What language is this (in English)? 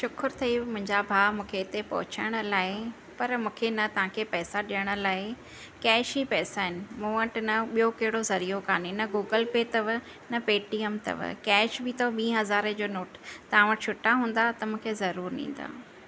Sindhi